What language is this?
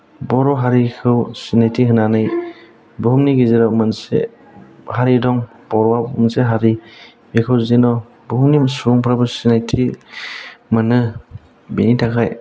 Bodo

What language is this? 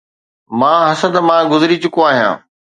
Sindhi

